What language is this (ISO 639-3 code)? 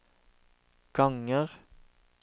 nor